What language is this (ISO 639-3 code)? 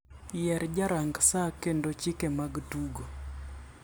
luo